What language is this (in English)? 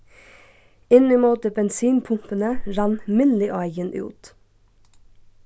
Faroese